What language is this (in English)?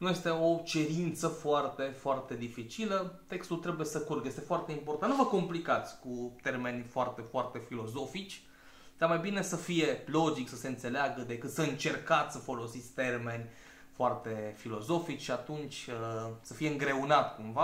Romanian